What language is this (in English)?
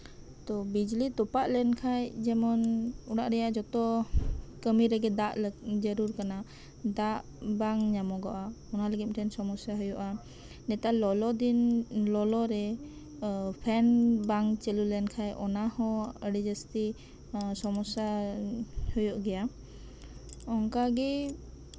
Santali